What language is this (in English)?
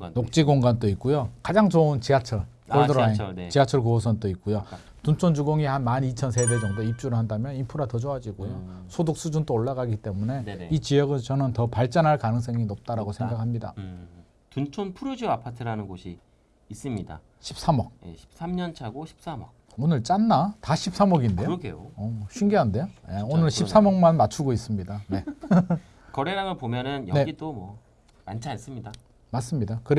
Korean